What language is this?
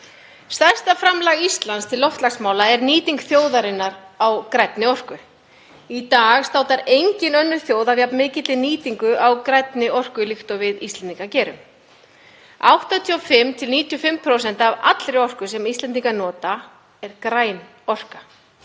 Icelandic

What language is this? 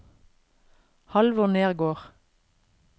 Norwegian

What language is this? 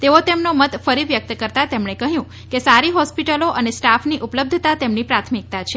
Gujarati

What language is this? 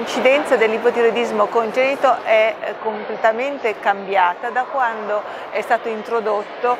Italian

